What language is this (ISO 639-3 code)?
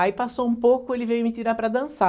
por